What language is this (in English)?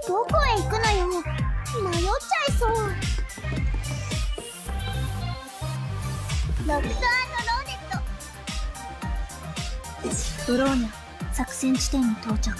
Japanese